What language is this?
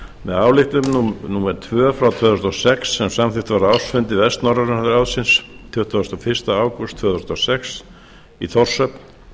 Icelandic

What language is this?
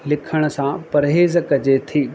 Sindhi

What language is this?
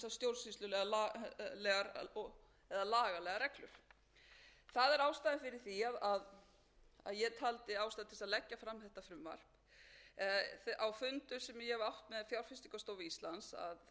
Icelandic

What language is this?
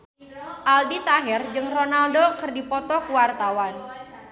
Sundanese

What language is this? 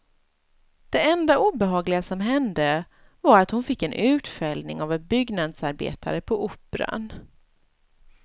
Swedish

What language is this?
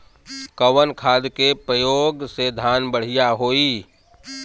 Bhojpuri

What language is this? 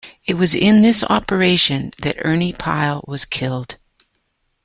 English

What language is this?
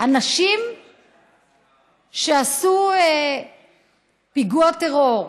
Hebrew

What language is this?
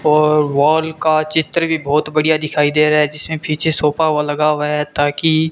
Hindi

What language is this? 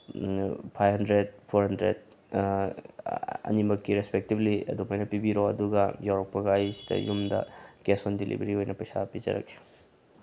Manipuri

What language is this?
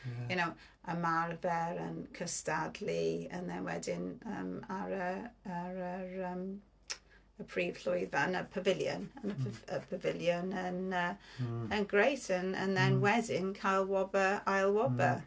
Welsh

